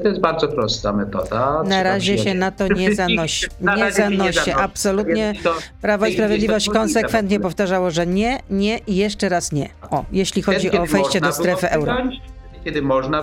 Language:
Polish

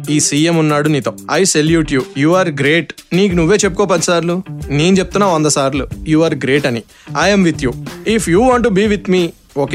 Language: Telugu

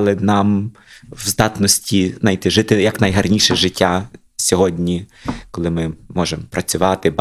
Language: Ukrainian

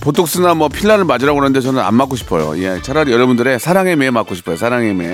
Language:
Korean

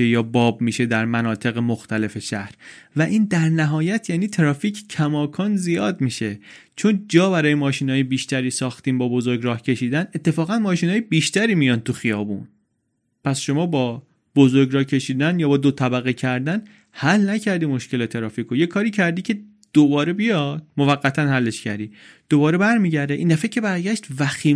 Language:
Persian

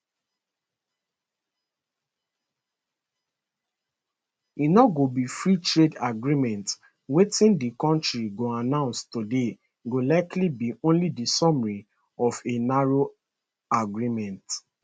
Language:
Nigerian Pidgin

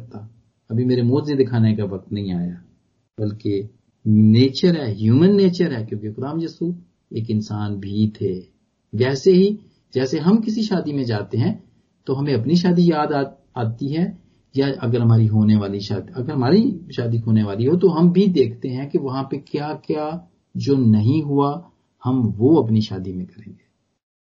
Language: Punjabi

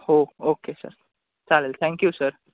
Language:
Marathi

